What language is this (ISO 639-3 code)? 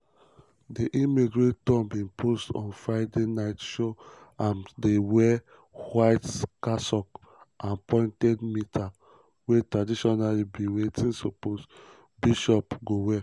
pcm